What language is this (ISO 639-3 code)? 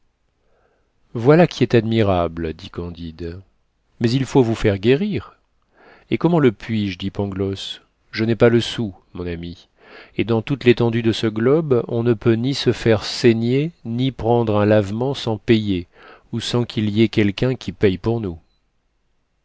fra